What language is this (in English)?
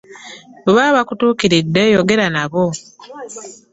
Ganda